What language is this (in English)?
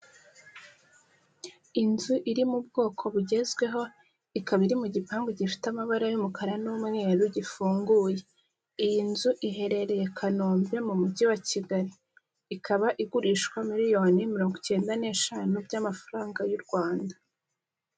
Kinyarwanda